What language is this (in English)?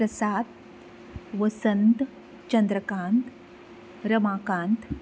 Konkani